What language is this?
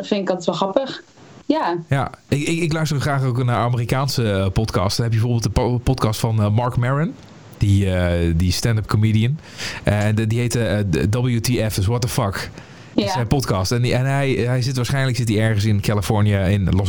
Dutch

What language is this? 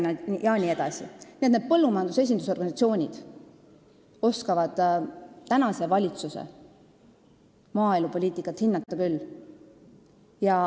Estonian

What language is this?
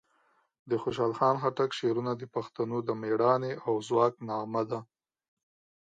Pashto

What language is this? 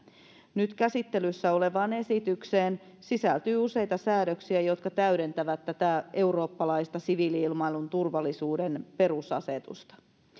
Finnish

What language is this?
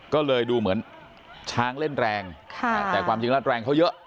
Thai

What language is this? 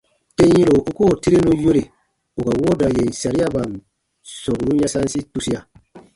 Baatonum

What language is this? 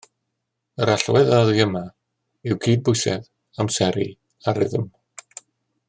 Welsh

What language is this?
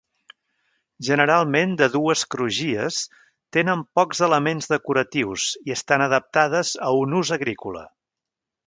Catalan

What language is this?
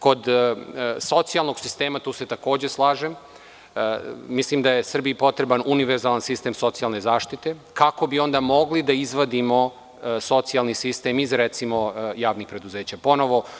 Serbian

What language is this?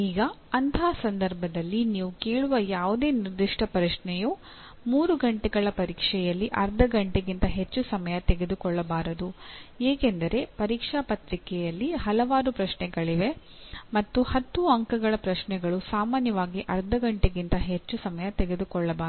Kannada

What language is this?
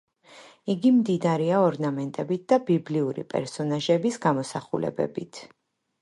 Georgian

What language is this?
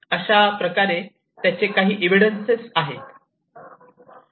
Marathi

